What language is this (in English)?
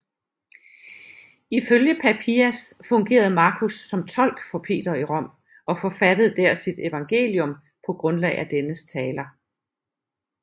Danish